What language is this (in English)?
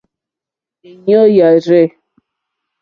Mokpwe